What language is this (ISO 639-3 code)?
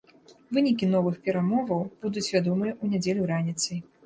bel